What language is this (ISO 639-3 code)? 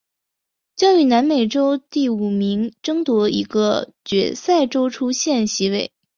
zho